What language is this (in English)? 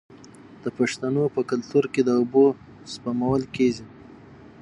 Pashto